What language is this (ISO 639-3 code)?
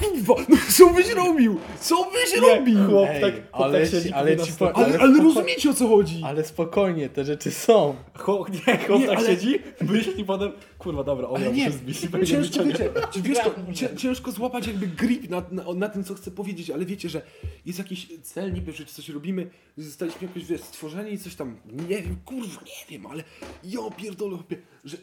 pol